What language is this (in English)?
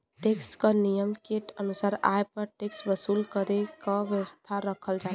Bhojpuri